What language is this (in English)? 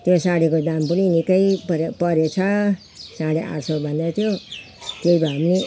Nepali